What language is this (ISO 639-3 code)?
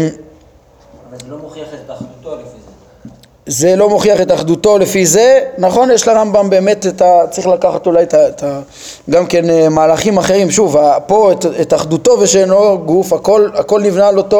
heb